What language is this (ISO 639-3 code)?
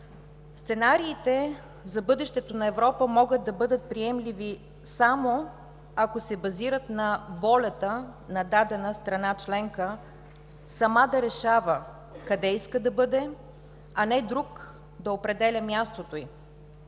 bul